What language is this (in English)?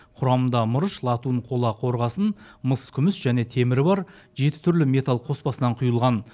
Kazakh